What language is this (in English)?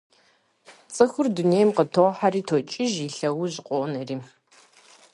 Kabardian